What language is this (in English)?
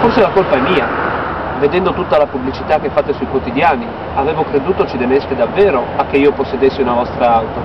Italian